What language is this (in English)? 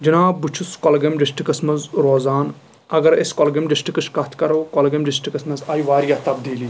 Kashmiri